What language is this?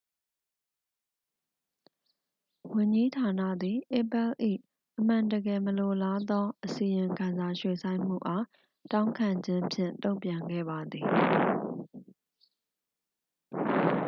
Burmese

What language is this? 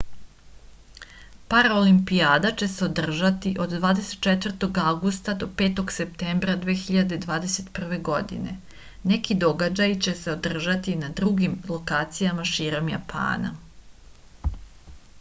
Serbian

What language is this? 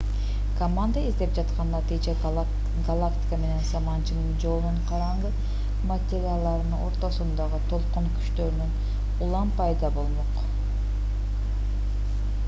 Kyrgyz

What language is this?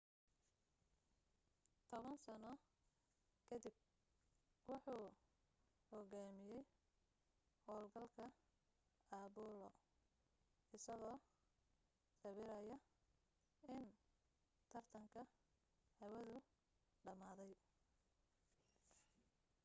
Somali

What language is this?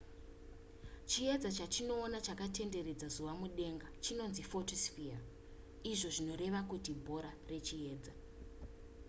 Shona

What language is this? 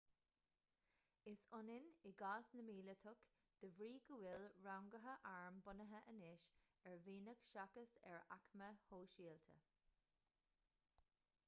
Irish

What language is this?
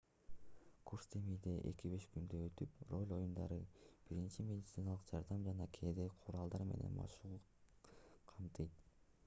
Kyrgyz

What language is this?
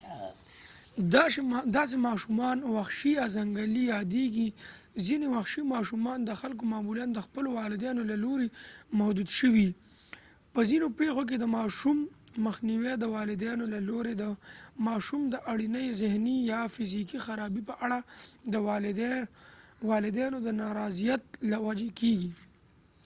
Pashto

